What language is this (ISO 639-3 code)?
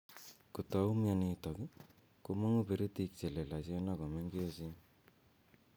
kln